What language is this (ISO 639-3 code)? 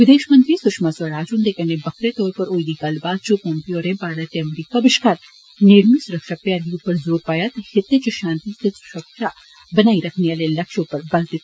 doi